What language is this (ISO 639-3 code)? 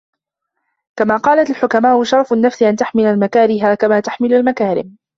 ara